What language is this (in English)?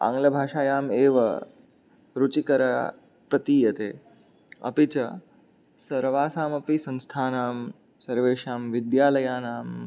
Sanskrit